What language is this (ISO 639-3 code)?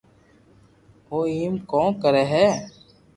lrk